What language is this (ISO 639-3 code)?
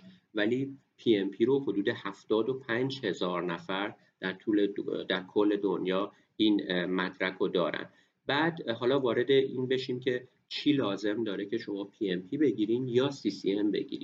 fas